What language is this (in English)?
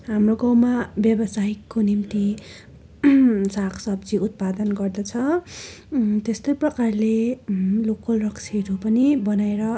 Nepali